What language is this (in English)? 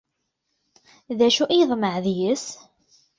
Kabyle